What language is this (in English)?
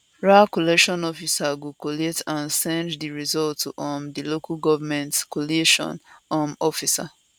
Nigerian Pidgin